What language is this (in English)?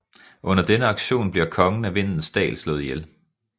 Danish